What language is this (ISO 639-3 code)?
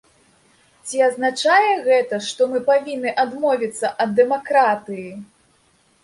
bel